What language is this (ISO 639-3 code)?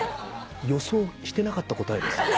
jpn